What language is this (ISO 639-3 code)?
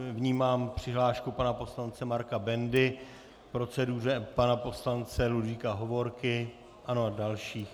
ces